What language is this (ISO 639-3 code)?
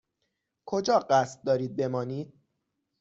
fas